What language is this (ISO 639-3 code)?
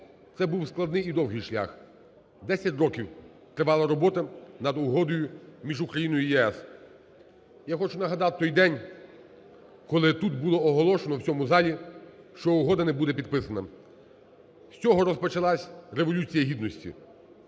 ukr